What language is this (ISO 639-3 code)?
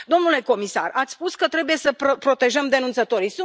ron